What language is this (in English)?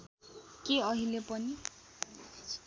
Nepali